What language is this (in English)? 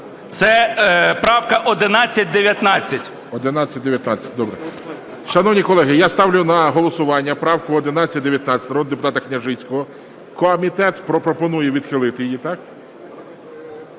Ukrainian